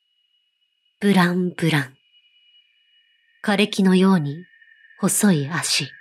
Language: Japanese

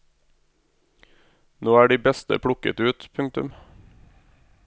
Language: Norwegian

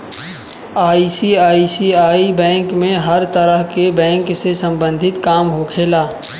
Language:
Bhojpuri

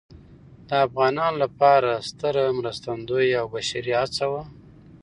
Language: Pashto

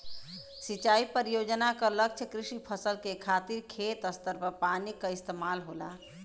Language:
Bhojpuri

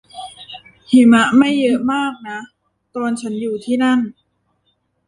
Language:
Thai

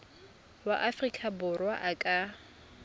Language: Tswana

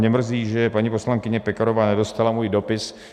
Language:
Czech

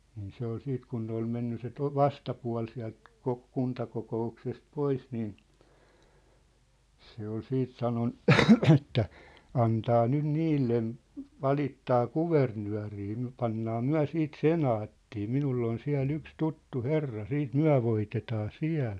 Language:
Finnish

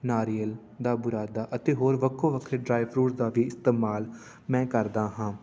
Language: Punjabi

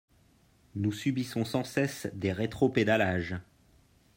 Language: French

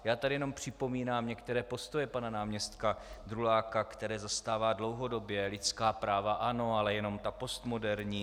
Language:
Czech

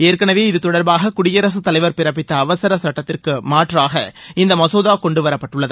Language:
Tamil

